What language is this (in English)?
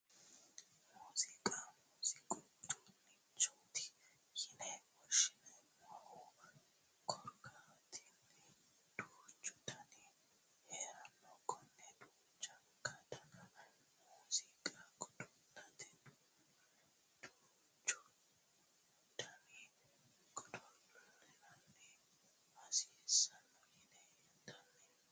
Sidamo